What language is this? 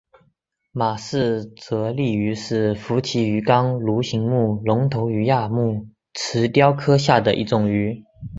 Chinese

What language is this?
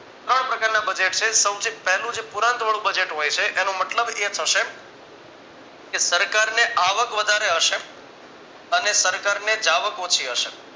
Gujarati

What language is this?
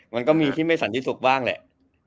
Thai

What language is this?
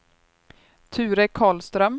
Swedish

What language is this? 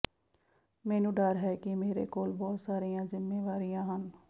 Punjabi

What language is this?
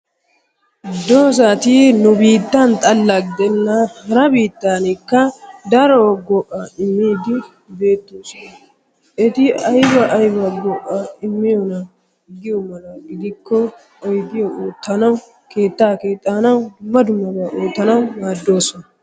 Wolaytta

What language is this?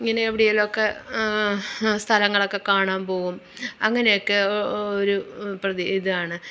Malayalam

